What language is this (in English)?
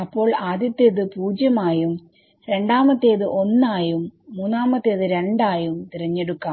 Malayalam